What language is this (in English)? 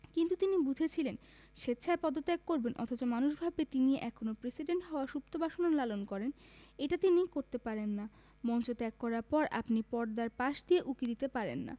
Bangla